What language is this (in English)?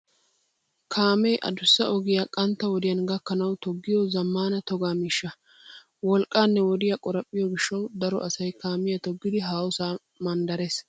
Wolaytta